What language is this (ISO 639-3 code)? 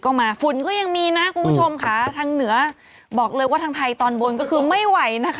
tha